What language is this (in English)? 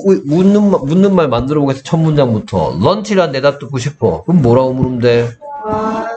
Korean